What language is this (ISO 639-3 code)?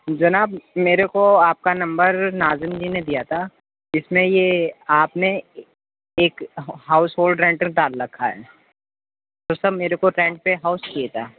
urd